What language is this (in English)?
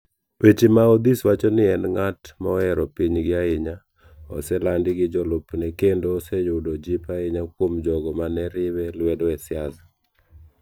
Luo (Kenya and Tanzania)